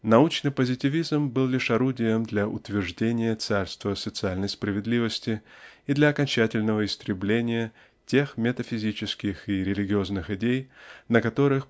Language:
Russian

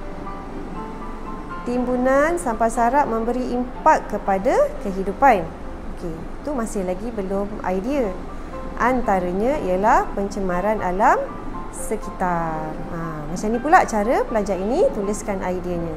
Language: Malay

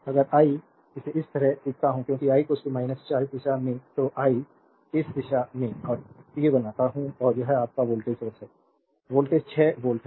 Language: Hindi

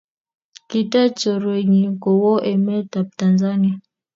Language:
Kalenjin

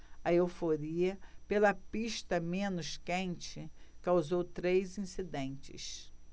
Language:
Portuguese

